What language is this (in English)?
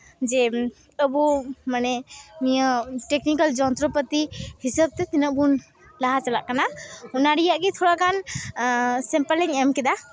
Santali